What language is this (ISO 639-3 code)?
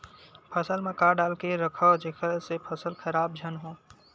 hne